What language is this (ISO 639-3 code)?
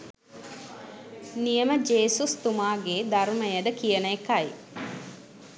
sin